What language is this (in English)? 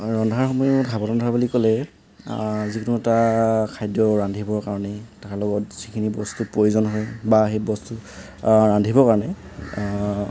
Assamese